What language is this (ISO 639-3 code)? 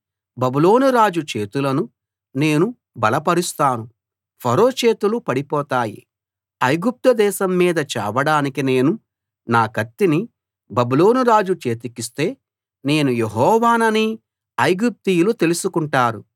tel